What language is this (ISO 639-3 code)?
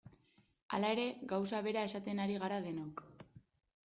eus